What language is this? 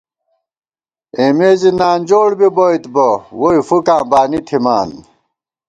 Gawar-Bati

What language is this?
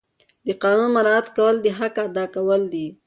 Pashto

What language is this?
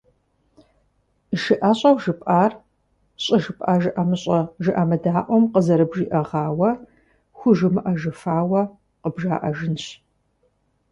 Kabardian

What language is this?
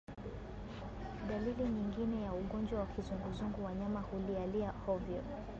Swahili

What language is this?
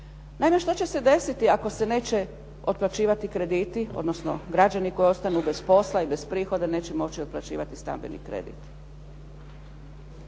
Croatian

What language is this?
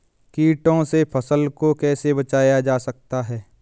Hindi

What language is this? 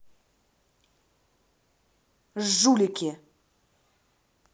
Russian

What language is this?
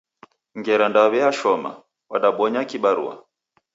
Taita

